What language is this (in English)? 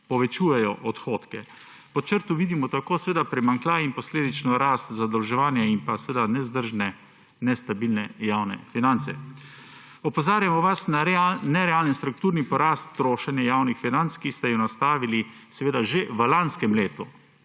Slovenian